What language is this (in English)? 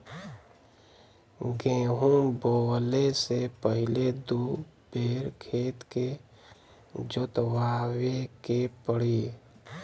Bhojpuri